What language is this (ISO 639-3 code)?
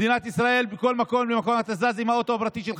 heb